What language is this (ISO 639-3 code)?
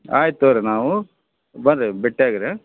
kan